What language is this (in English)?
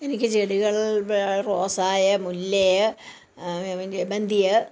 Malayalam